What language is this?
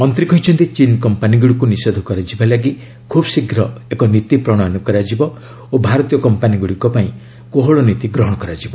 Odia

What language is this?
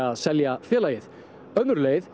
Icelandic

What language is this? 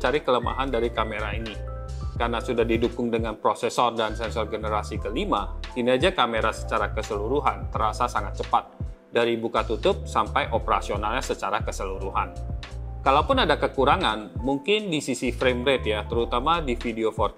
Indonesian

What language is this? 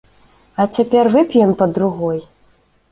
Belarusian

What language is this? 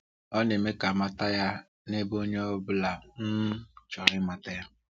Igbo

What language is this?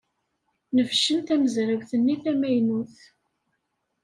Kabyle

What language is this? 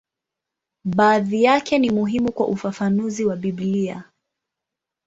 Swahili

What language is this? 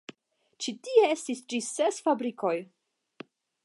Esperanto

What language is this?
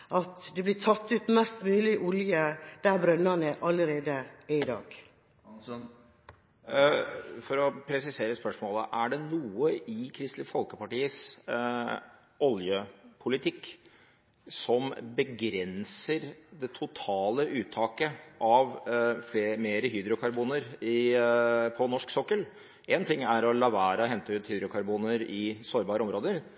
Norwegian Bokmål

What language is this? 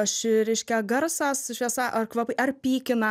Lithuanian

